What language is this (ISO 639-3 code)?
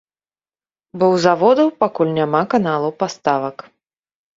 bel